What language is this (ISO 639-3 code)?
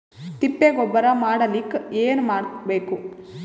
kan